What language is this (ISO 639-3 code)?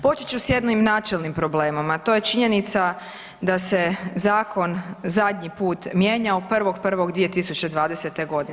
hrv